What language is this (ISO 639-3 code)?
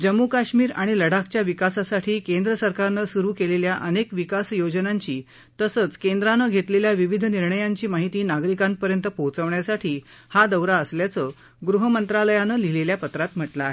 mar